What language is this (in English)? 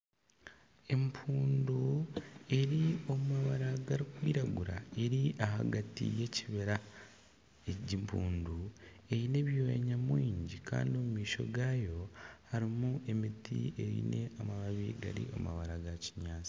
Nyankole